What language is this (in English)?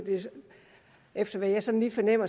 Danish